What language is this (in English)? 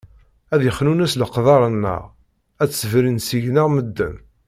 Kabyle